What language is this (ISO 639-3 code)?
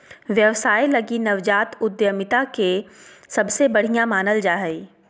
mag